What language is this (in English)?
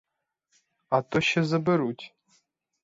Ukrainian